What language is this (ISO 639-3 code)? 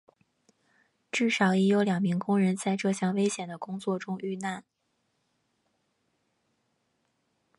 zho